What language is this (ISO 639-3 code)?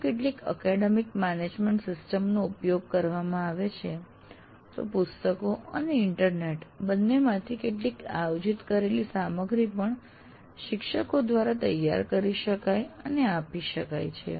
guj